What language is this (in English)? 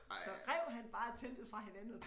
Danish